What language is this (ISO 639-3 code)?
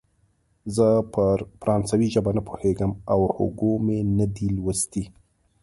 pus